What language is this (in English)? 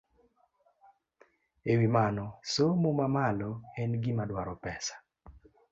Luo (Kenya and Tanzania)